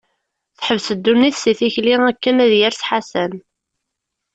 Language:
Kabyle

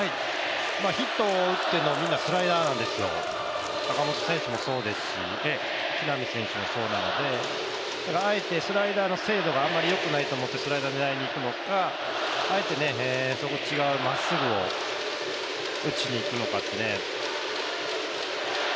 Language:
Japanese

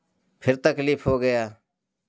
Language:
Hindi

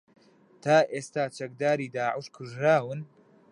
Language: Central Kurdish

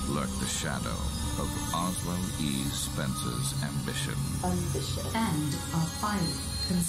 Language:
Portuguese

